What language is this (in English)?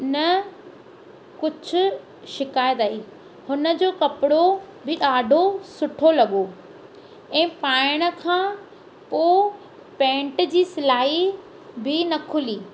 Sindhi